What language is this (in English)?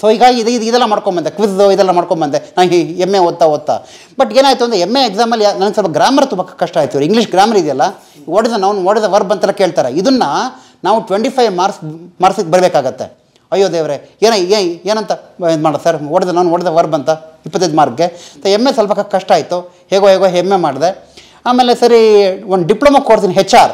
Kannada